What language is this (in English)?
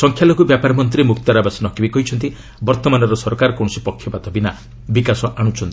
Odia